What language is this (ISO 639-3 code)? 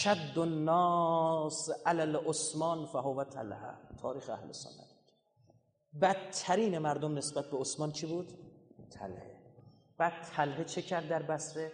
fas